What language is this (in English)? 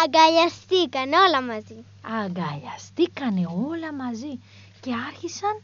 Greek